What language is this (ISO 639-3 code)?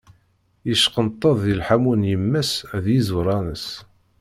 kab